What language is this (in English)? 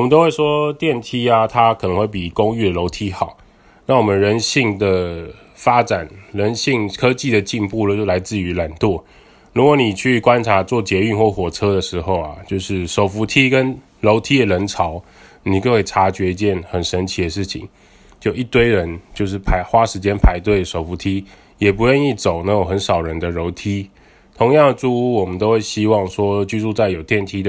Chinese